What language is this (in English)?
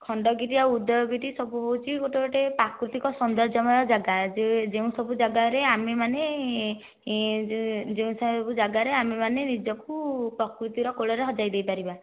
Odia